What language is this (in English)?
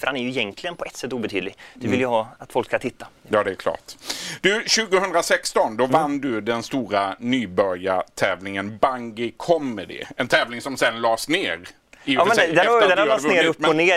Swedish